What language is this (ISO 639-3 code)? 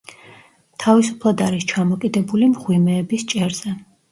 kat